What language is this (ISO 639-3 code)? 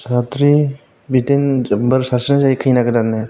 brx